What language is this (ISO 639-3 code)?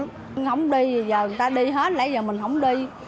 vie